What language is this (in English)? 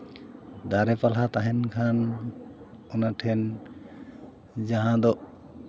Santali